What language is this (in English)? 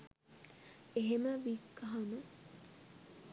Sinhala